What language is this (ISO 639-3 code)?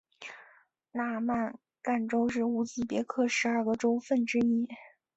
zho